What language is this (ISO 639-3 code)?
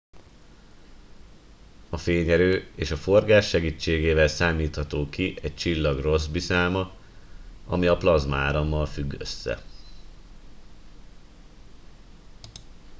hun